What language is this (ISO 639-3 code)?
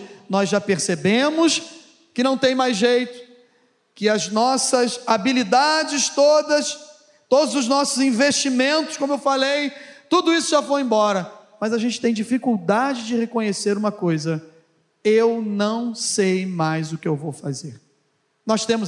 por